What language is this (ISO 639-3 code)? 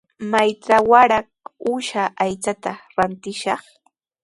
qws